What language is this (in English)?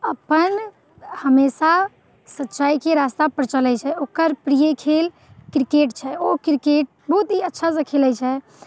Maithili